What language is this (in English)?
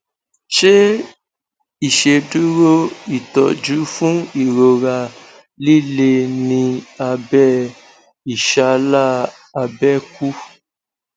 Yoruba